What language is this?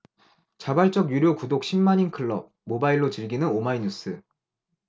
Korean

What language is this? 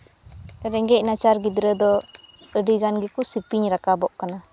Santali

